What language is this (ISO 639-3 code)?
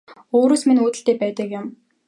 mon